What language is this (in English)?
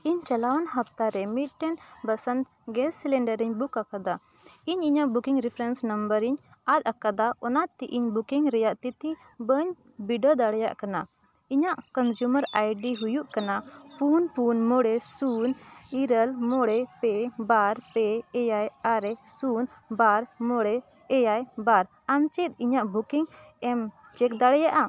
Santali